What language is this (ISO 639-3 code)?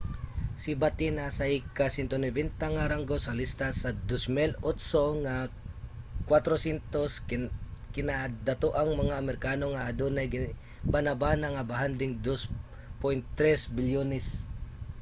ceb